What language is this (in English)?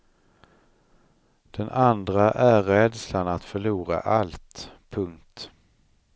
Swedish